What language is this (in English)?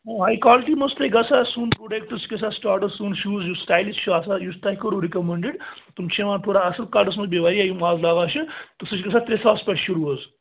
Kashmiri